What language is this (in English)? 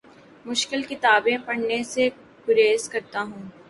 Urdu